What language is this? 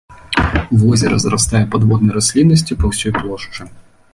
Belarusian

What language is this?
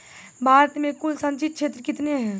Maithili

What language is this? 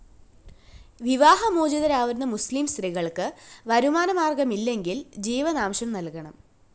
Malayalam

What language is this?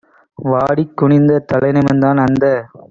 Tamil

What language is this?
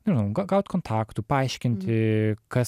Lithuanian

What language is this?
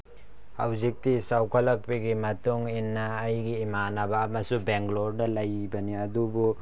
Manipuri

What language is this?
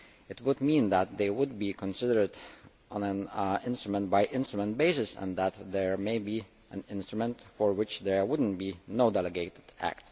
English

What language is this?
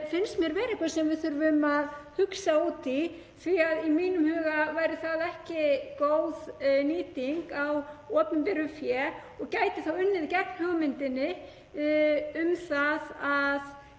Icelandic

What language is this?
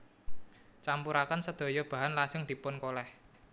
Javanese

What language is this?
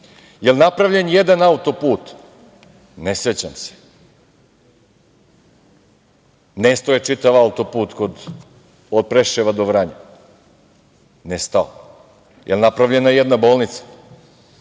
Serbian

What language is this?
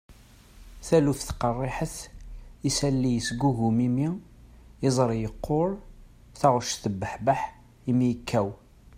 Kabyle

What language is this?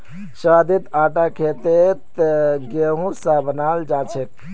Magahi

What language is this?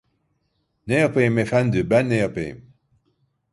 Turkish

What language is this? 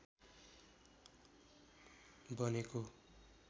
Nepali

